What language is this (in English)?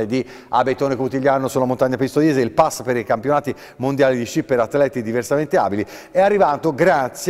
Italian